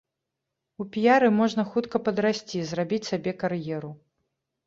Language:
Belarusian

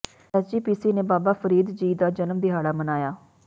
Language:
Punjabi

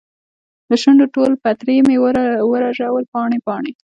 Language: Pashto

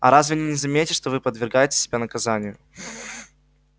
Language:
Russian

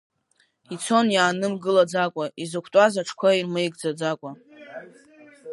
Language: Abkhazian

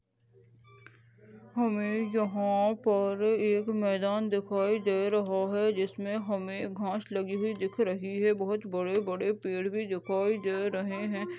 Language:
Hindi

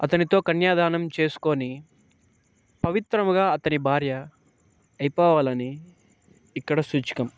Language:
Telugu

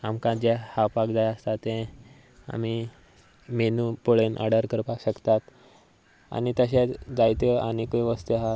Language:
Konkani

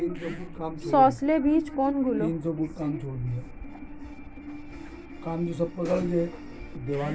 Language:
Bangla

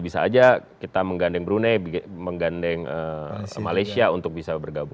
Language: Indonesian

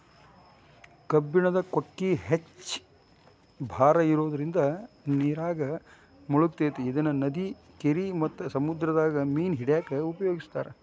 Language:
Kannada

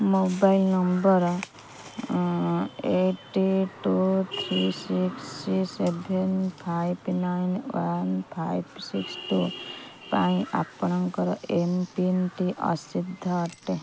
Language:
Odia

